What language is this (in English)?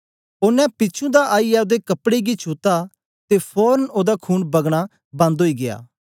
Dogri